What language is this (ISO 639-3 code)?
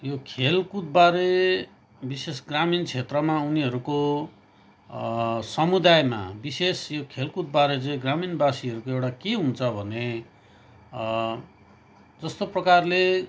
nep